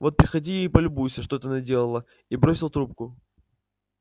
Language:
Russian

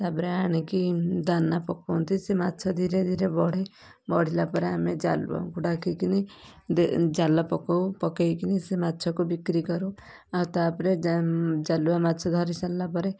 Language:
Odia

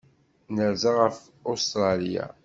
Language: Kabyle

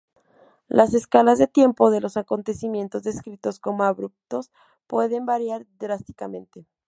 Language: Spanish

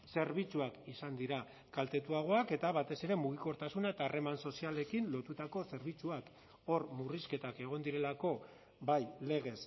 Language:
Basque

